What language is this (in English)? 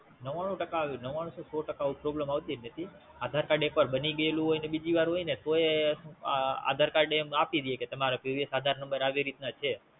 Gujarati